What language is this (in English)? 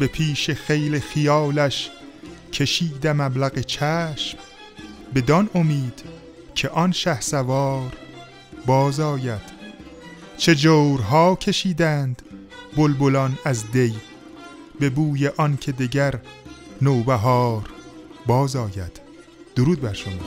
Persian